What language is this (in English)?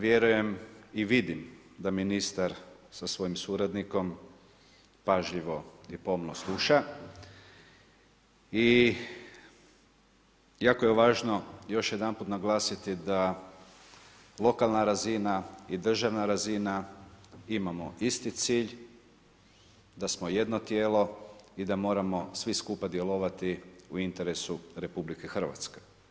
Croatian